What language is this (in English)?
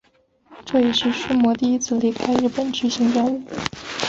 Chinese